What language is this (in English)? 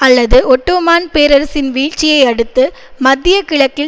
Tamil